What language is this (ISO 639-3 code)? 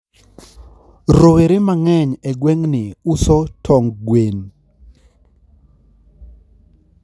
luo